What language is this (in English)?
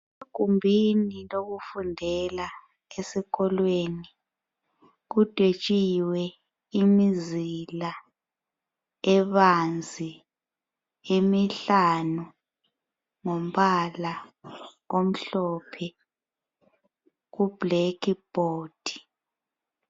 North Ndebele